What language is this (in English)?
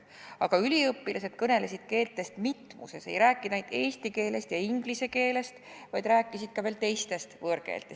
Estonian